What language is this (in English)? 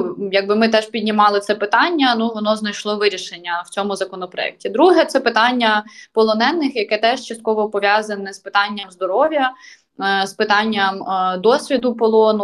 Ukrainian